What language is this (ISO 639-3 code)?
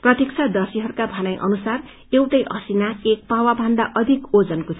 nep